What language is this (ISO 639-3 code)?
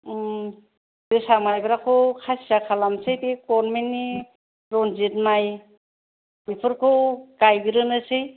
brx